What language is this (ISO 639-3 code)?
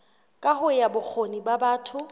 sot